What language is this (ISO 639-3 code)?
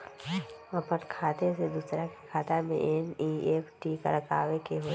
mag